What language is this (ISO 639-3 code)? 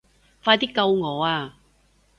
yue